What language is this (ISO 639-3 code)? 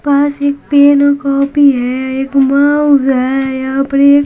hin